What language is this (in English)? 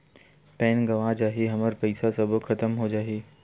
Chhattisgarhi